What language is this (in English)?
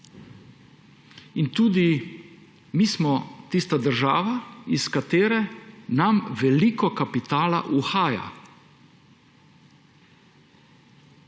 Slovenian